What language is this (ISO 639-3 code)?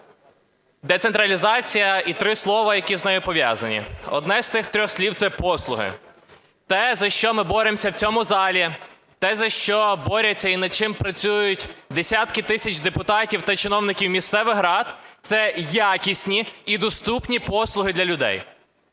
ukr